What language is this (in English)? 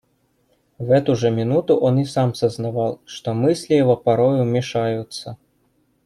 Russian